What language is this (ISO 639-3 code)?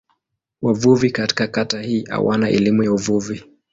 swa